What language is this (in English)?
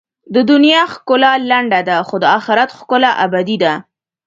Pashto